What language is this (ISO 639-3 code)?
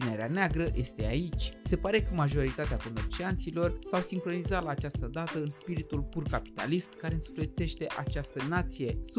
ron